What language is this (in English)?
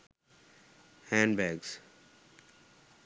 Sinhala